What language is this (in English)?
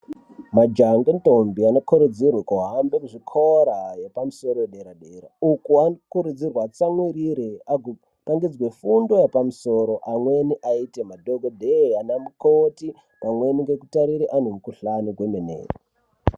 Ndau